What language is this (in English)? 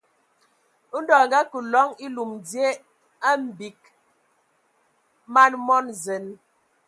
Ewondo